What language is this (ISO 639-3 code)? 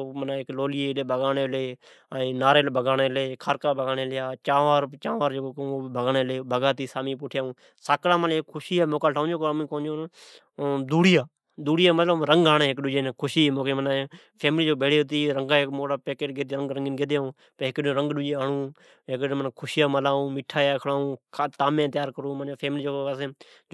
odk